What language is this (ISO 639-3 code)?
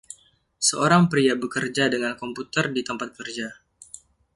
ind